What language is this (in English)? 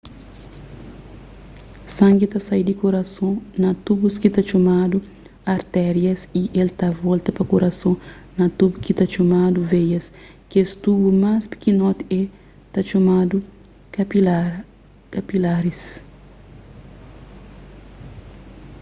Kabuverdianu